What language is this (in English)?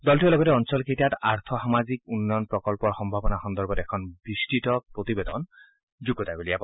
Assamese